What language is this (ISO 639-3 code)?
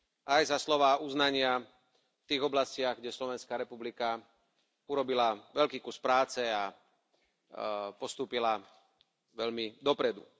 slk